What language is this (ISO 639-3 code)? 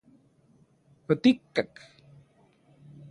ncx